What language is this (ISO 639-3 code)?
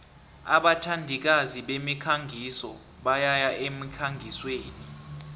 nbl